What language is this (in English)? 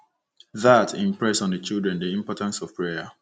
Igbo